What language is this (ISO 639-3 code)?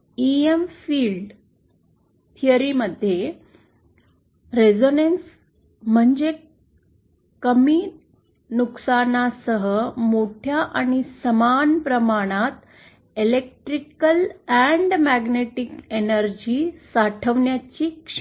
mar